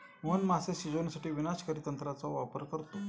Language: Marathi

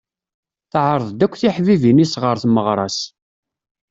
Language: Kabyle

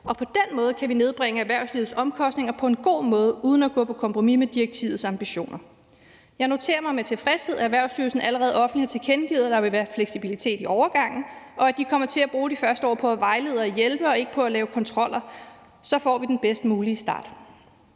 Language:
Danish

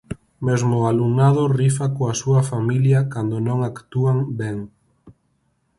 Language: Galician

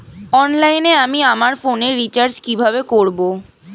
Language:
Bangla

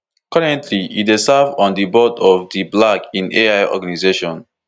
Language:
Nigerian Pidgin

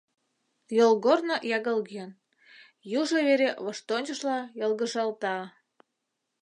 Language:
Mari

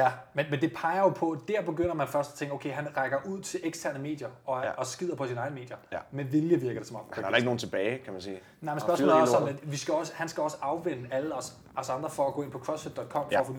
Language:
Danish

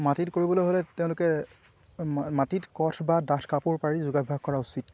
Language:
Assamese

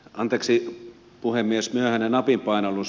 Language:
Finnish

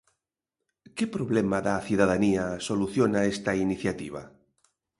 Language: Galician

